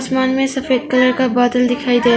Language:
Hindi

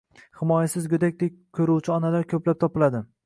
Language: Uzbek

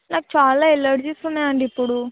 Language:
Telugu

